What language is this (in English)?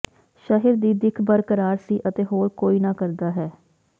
Punjabi